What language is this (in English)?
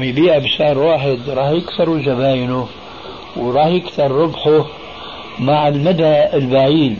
Arabic